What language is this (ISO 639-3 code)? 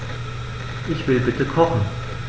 deu